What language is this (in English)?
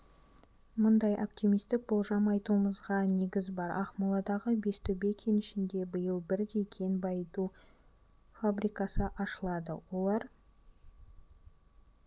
Kazakh